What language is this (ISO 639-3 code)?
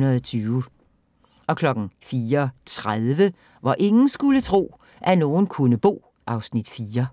dan